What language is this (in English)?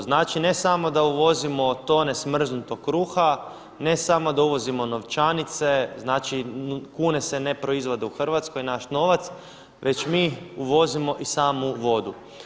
Croatian